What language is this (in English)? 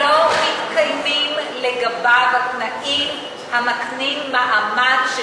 Hebrew